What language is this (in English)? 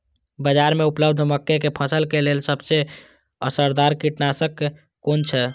Maithili